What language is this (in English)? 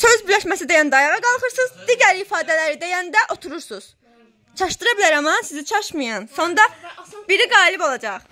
Turkish